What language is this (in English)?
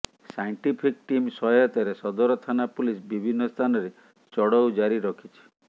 Odia